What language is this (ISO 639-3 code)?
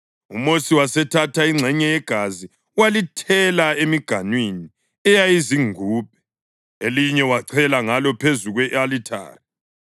nde